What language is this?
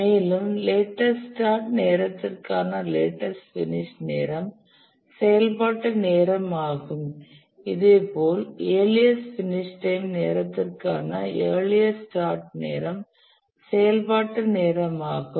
Tamil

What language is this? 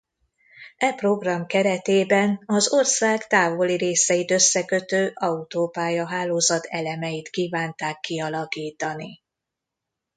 Hungarian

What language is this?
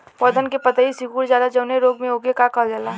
Bhojpuri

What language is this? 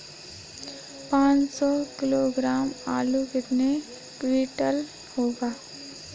Hindi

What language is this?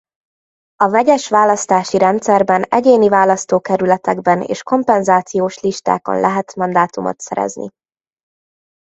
Hungarian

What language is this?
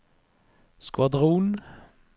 Norwegian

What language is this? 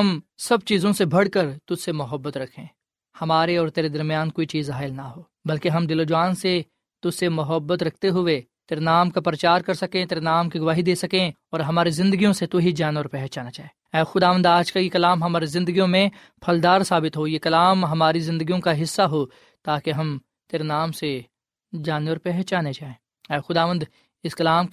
Urdu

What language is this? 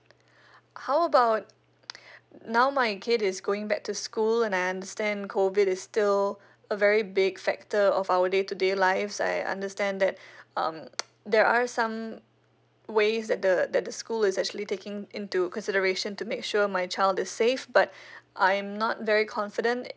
English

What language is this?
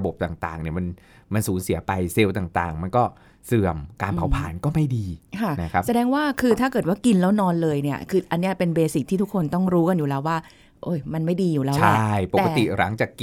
Thai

